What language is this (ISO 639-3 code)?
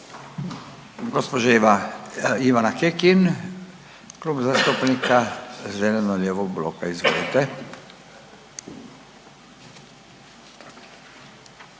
hrv